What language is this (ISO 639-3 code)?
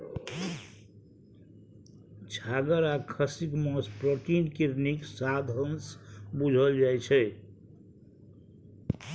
mai